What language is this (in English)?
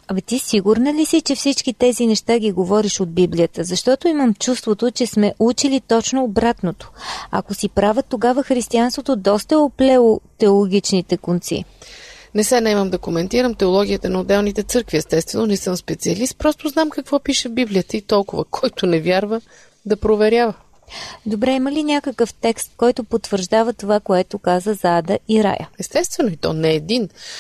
Bulgarian